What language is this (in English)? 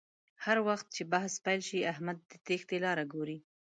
Pashto